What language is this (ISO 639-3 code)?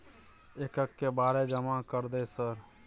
mai